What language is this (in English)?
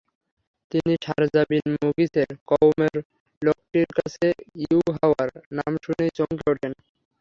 Bangla